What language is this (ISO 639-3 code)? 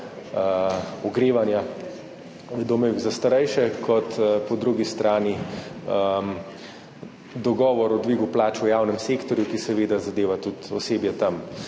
slv